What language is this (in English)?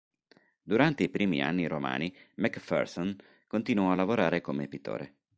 Italian